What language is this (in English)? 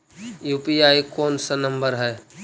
Magahi